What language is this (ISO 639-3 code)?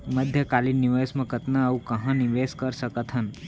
hne